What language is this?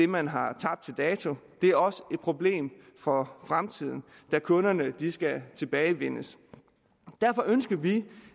Danish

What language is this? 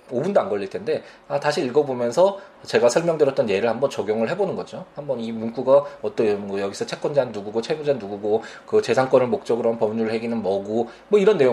Korean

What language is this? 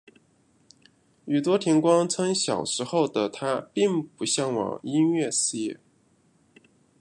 Chinese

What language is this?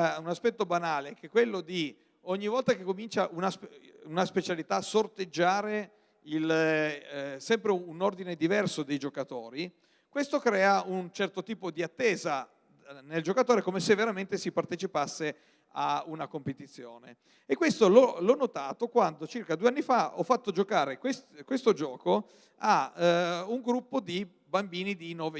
Italian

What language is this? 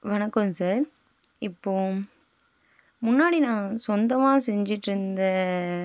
Tamil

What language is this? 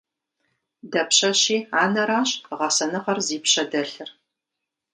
Kabardian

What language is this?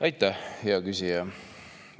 Estonian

